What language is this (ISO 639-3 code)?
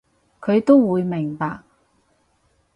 yue